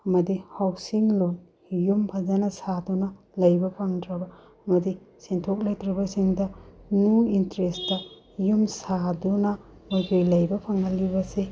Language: Manipuri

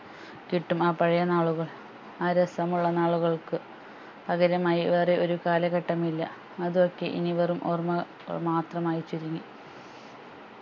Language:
Malayalam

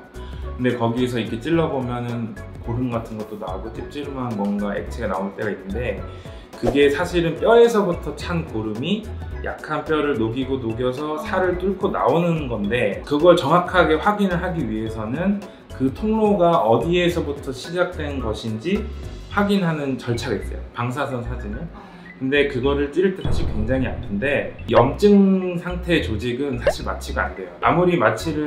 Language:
Korean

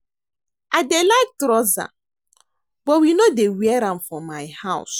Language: Nigerian Pidgin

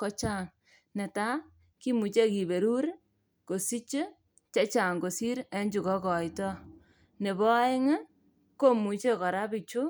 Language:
Kalenjin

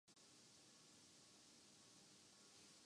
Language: Urdu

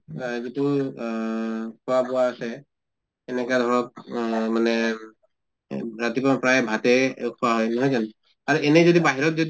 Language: Assamese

